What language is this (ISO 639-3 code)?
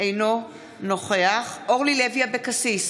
heb